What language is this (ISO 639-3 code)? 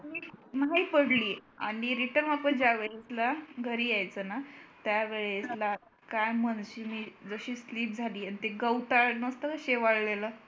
mar